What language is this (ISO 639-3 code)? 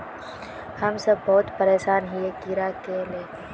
mag